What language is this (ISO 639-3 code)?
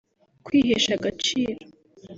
kin